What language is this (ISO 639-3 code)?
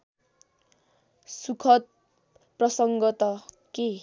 nep